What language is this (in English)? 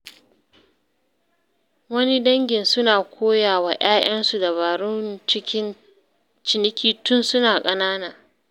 Hausa